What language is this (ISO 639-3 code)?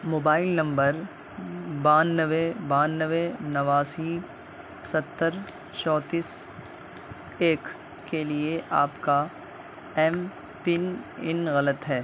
urd